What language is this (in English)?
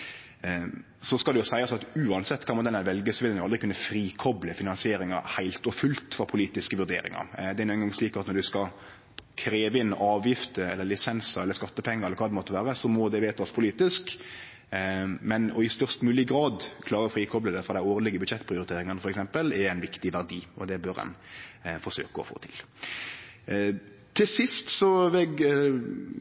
Norwegian Nynorsk